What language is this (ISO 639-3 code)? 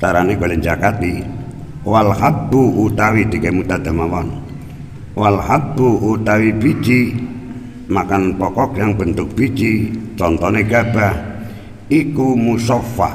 ind